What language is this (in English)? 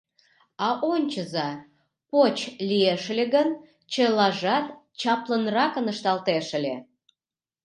Mari